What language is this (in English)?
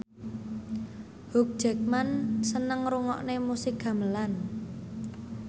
Javanese